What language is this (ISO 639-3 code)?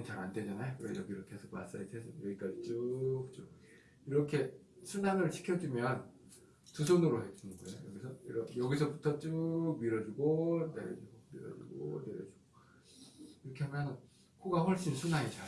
kor